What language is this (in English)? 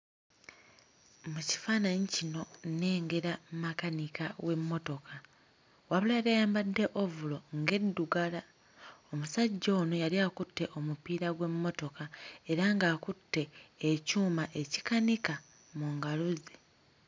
Ganda